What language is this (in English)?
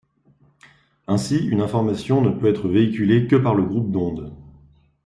French